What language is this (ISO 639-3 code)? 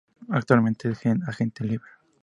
spa